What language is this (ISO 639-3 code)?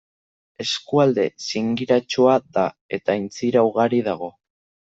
eus